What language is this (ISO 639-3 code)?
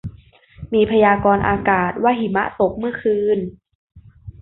tha